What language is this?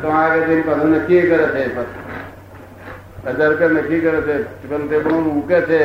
Gujarati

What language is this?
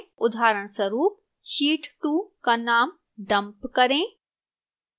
Hindi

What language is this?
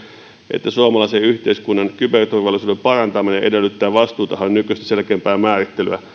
Finnish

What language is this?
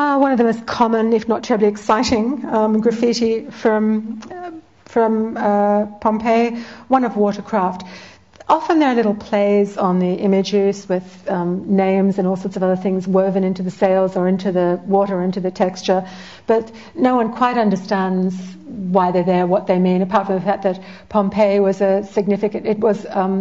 English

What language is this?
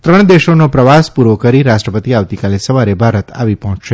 Gujarati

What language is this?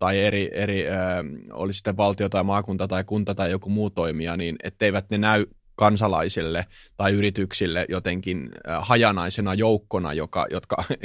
Finnish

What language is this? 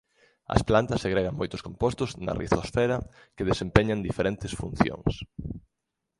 Galician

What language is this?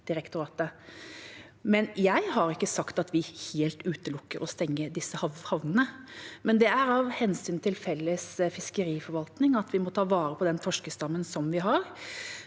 Norwegian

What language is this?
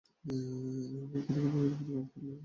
Bangla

